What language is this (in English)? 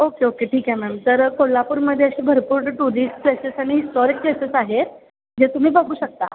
Marathi